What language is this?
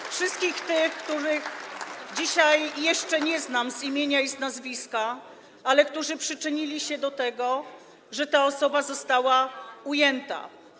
Polish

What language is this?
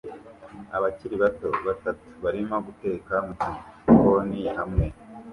Kinyarwanda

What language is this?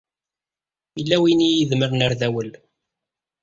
Kabyle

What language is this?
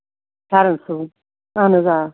Kashmiri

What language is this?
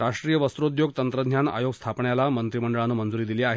Marathi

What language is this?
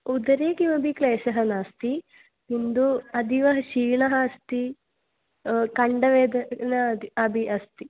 Sanskrit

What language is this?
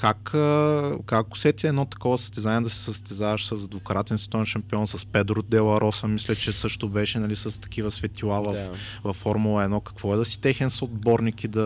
Bulgarian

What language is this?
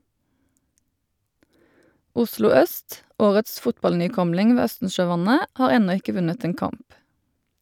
Norwegian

